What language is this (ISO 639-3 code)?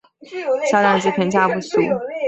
zho